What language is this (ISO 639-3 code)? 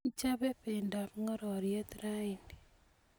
kln